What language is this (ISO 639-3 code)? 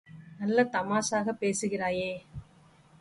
tam